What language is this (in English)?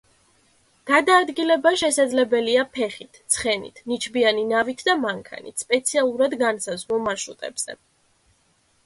Georgian